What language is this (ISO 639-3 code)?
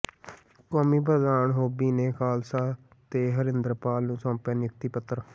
pan